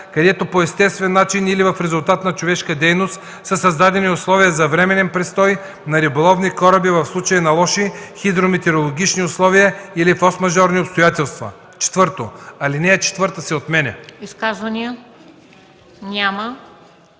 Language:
Bulgarian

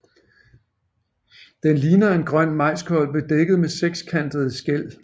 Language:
Danish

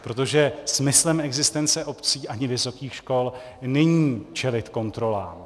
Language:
Czech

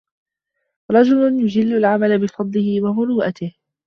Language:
Arabic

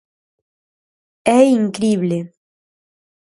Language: Galician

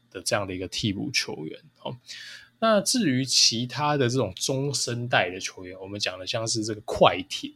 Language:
Chinese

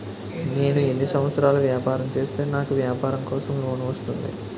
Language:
Telugu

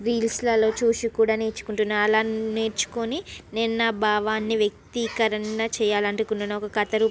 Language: Telugu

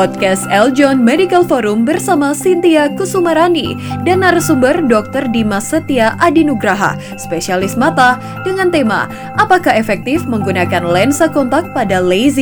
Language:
Indonesian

